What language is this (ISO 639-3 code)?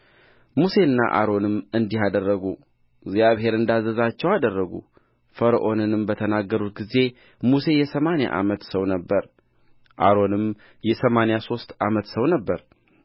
amh